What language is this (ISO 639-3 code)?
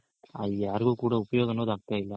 kan